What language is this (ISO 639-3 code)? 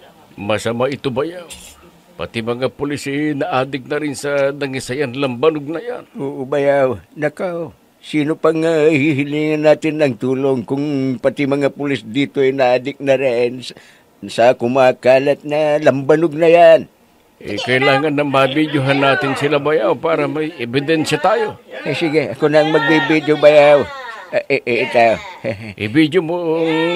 fil